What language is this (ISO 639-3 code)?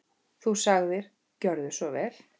isl